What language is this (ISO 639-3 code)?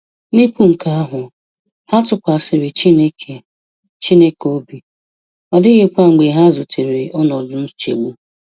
ibo